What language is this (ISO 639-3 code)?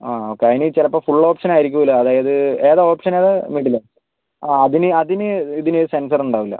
mal